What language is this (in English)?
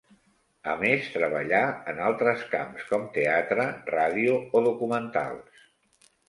Catalan